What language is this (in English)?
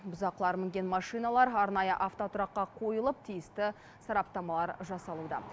Kazakh